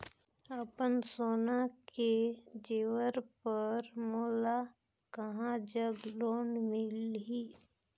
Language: Chhattisgarhi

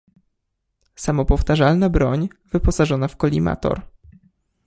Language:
Polish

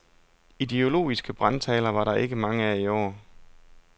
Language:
Danish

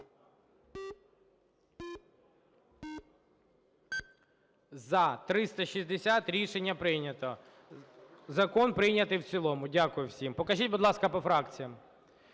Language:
Ukrainian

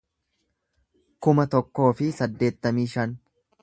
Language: Oromo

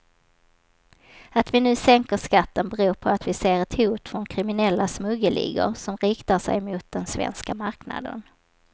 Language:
Swedish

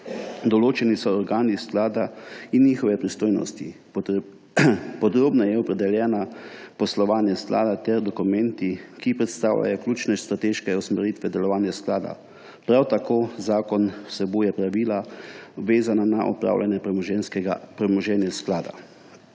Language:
Slovenian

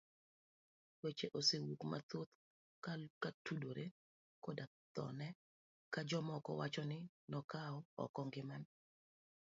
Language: Luo (Kenya and Tanzania)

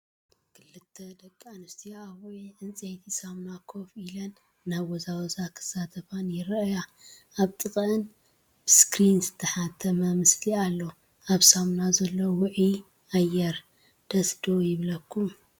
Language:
Tigrinya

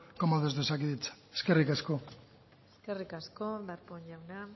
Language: Basque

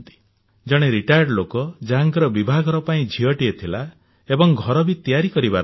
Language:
Odia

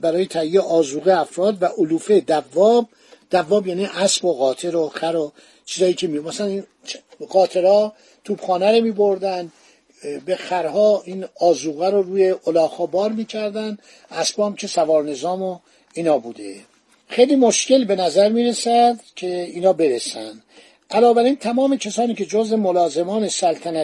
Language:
Persian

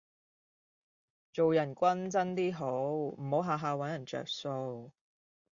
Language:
Cantonese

